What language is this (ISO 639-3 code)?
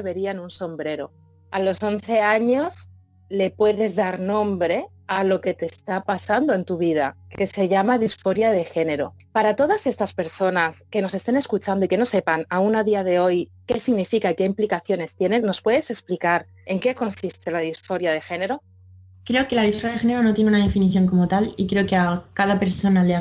spa